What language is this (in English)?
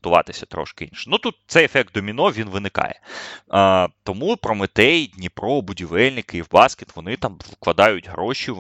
Ukrainian